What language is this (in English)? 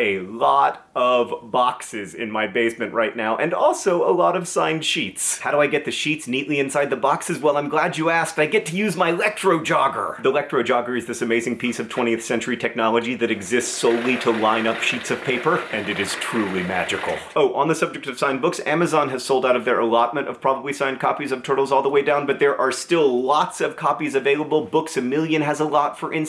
English